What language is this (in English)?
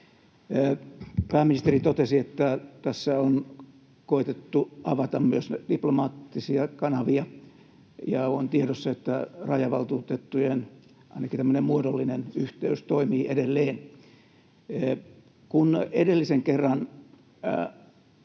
Finnish